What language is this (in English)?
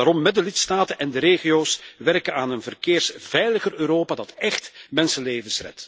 Dutch